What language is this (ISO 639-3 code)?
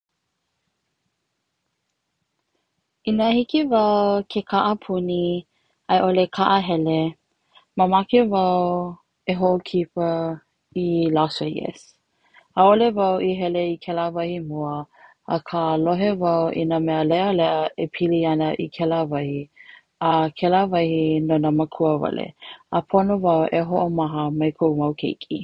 haw